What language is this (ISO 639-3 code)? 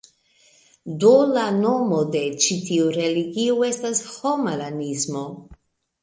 epo